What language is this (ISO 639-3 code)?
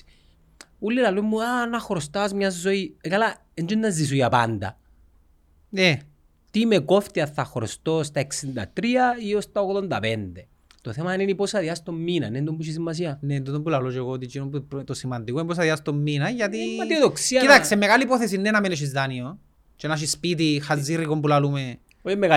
ell